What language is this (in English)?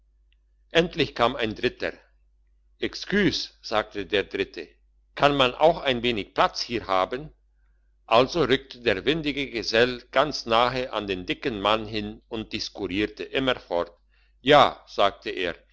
German